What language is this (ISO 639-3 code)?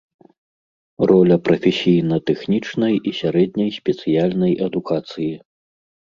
bel